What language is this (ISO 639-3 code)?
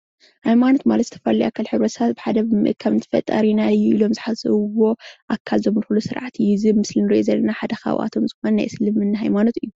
tir